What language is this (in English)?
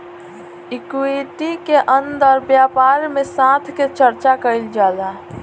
Bhojpuri